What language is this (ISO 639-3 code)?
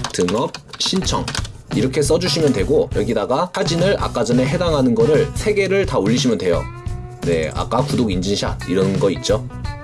kor